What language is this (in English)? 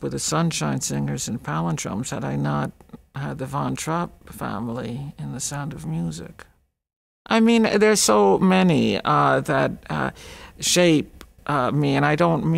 English